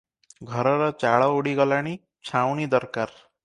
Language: Odia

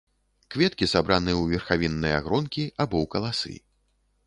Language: Belarusian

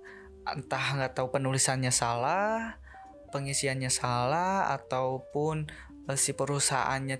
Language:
Indonesian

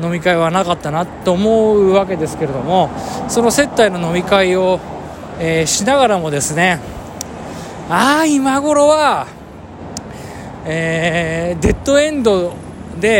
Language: Japanese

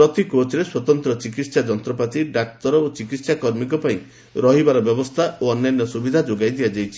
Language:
Odia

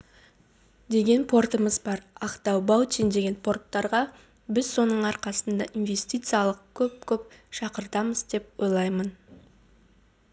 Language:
Kazakh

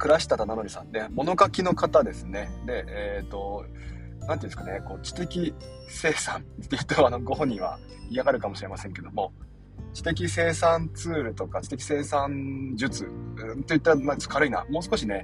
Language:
Japanese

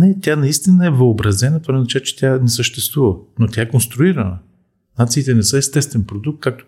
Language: Bulgarian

